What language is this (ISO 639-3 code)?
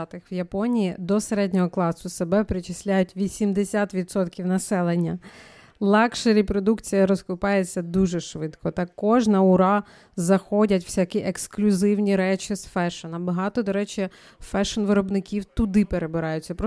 ukr